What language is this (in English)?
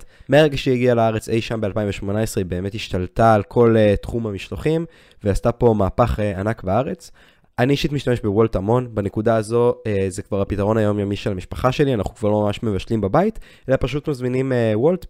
Hebrew